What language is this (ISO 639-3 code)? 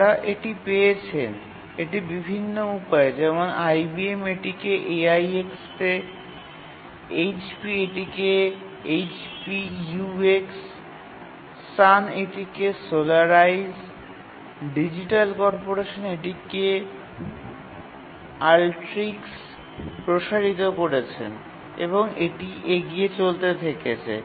ben